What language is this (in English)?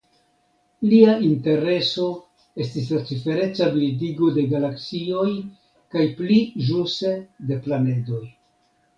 Esperanto